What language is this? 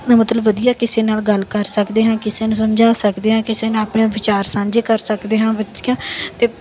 Punjabi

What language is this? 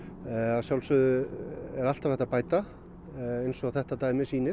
Icelandic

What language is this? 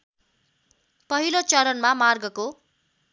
Nepali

